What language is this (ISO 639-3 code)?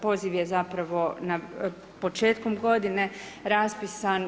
hrv